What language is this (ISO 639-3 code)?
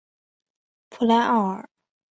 zho